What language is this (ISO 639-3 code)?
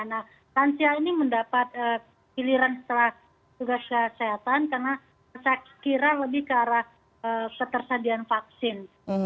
ind